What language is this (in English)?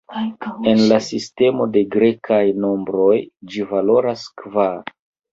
Esperanto